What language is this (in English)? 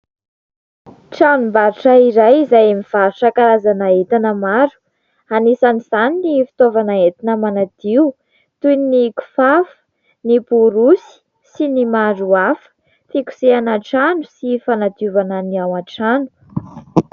Malagasy